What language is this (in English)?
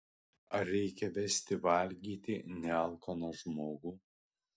Lithuanian